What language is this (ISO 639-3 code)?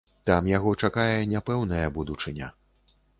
bel